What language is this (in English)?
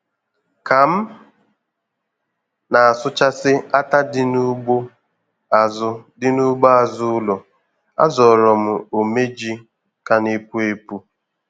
Igbo